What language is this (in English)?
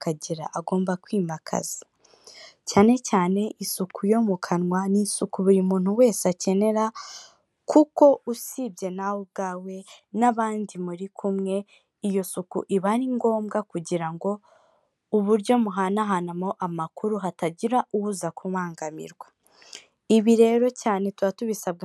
Kinyarwanda